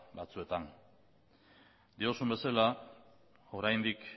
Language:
Basque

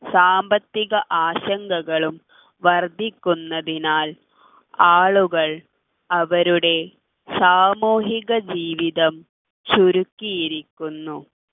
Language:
Malayalam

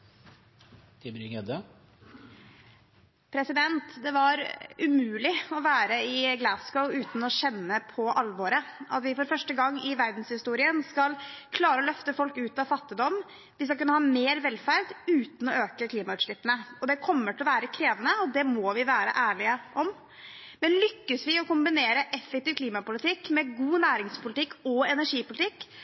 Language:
Norwegian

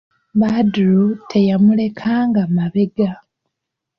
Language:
Ganda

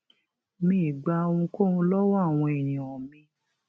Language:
Yoruba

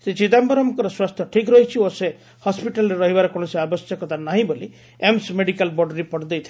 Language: Odia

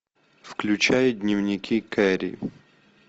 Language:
Russian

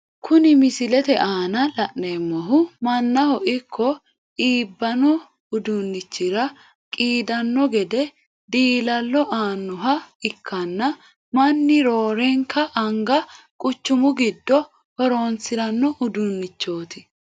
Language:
Sidamo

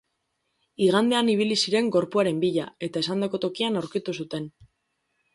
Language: Basque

